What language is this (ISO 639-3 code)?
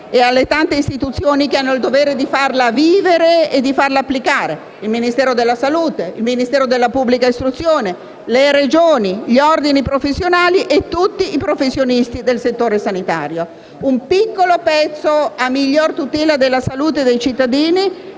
ita